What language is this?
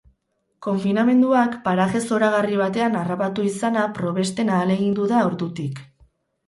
Basque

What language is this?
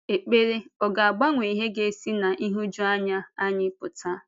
Igbo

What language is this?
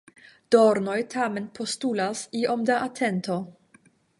Esperanto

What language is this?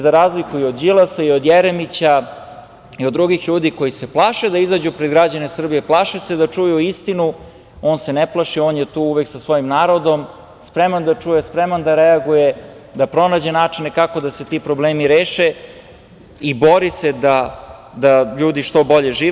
Serbian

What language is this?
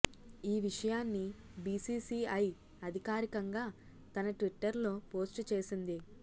Telugu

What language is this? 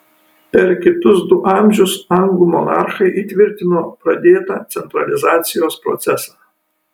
Lithuanian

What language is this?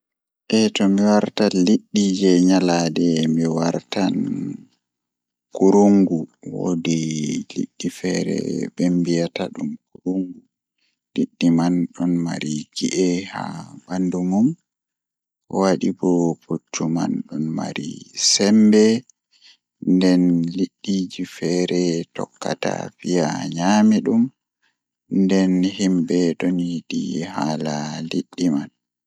Fula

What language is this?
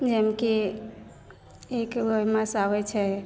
Maithili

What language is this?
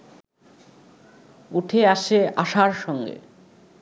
Bangla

